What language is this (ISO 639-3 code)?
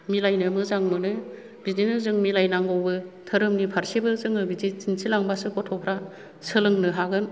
brx